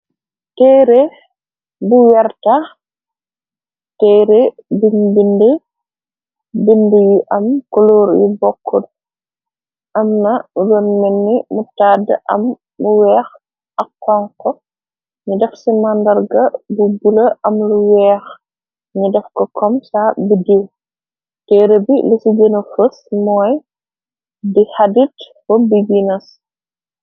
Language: Wolof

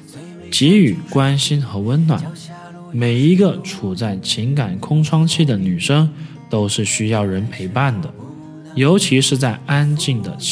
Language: Chinese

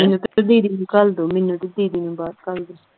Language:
Punjabi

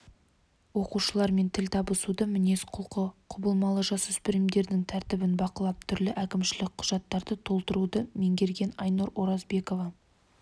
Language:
Kazakh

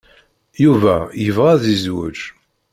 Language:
Kabyle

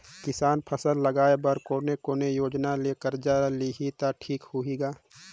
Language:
Chhattisgarhi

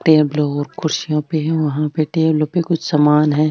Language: Marwari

